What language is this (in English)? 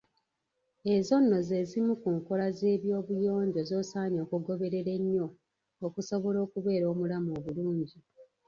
Ganda